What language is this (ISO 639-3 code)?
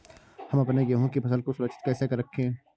hin